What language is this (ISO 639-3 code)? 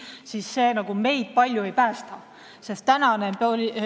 est